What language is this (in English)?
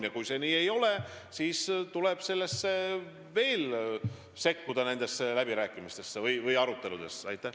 Estonian